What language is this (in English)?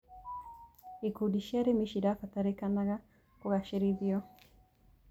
Kikuyu